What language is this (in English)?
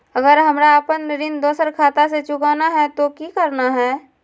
Magahi